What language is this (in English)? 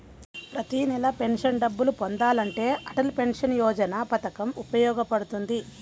Telugu